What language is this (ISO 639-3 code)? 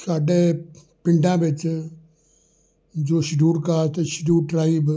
pan